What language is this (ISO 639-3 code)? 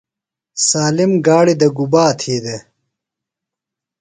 phl